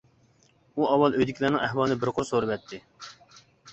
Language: Uyghur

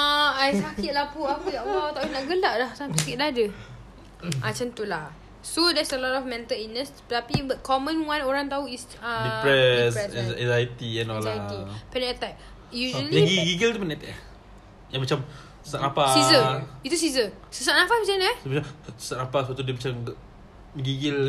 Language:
Malay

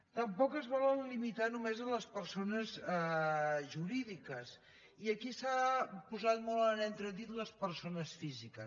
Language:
Catalan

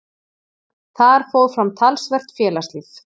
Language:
Icelandic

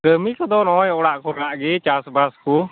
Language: Santali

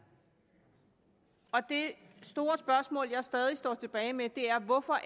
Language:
Danish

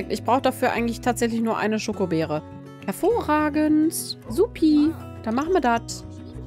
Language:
German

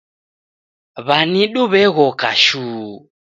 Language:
Taita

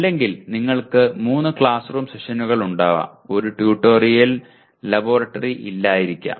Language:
Malayalam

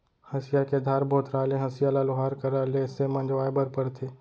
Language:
Chhattisgarhi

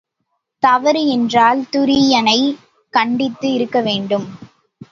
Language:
Tamil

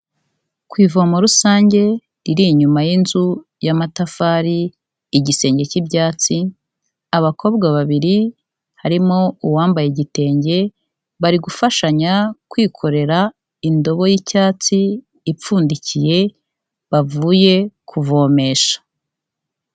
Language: Kinyarwanda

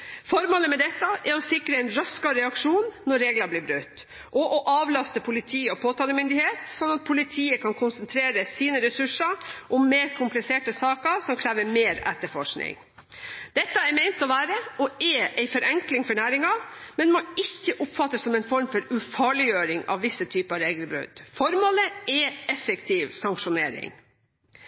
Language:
Norwegian Bokmål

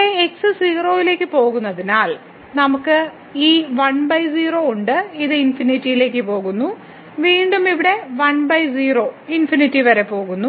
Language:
Malayalam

